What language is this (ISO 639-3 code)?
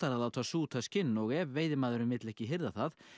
isl